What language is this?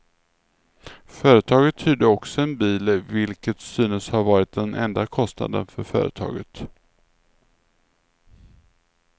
Swedish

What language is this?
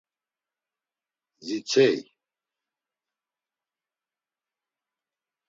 Laz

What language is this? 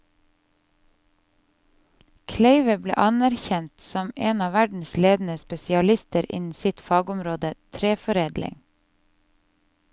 Norwegian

